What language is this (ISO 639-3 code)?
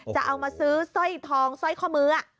tha